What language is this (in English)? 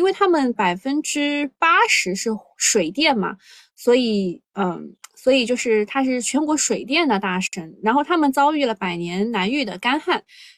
Chinese